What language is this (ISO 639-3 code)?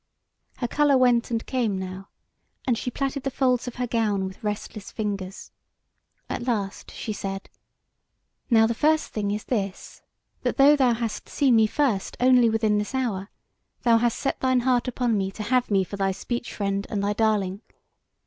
eng